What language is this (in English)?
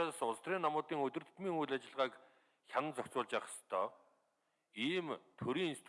Korean